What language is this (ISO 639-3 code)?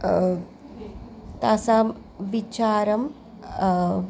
san